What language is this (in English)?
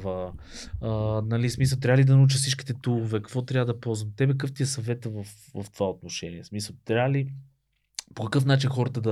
Bulgarian